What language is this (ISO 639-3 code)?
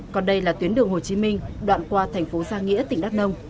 vie